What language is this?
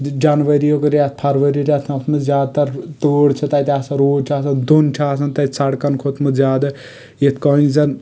Kashmiri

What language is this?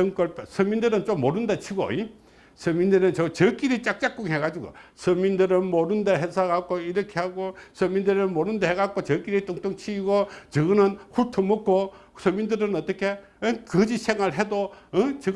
Korean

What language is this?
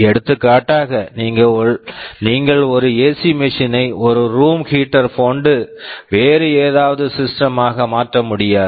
Tamil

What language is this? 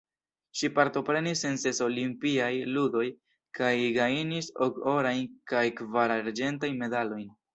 Esperanto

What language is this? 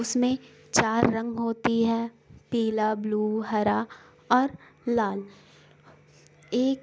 Urdu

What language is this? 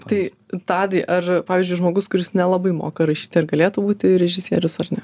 Lithuanian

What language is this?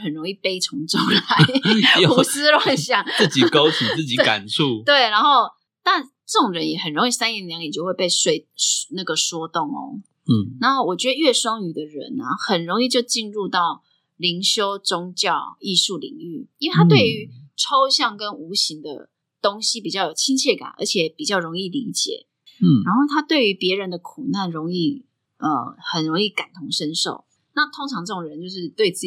Chinese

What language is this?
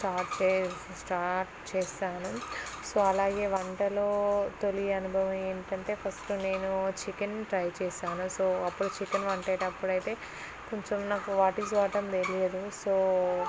Telugu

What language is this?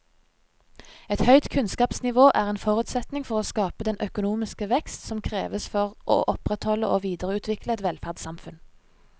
Norwegian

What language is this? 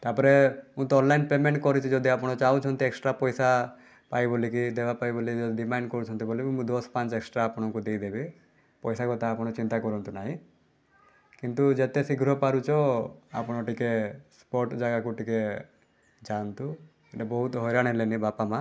Odia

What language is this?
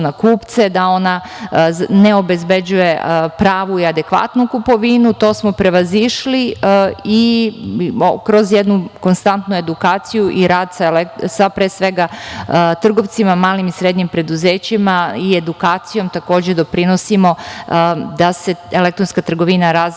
Serbian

